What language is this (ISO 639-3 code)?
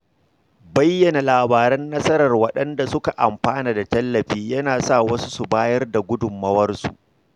hau